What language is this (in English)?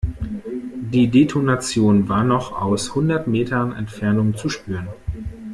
German